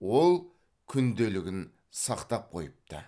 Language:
Kazakh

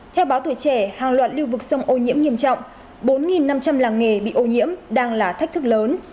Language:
Vietnamese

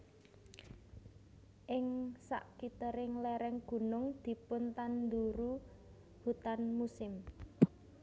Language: Javanese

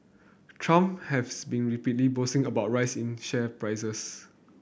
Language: English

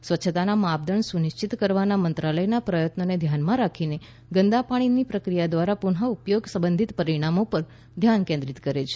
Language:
Gujarati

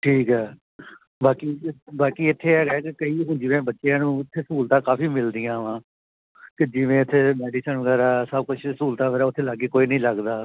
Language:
Punjabi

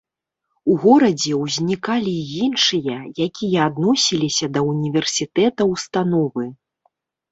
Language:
Belarusian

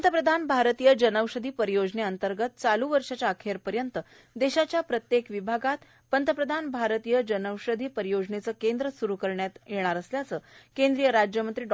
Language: Marathi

